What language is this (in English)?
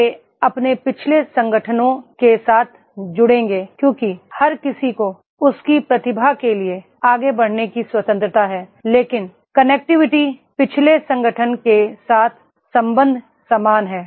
Hindi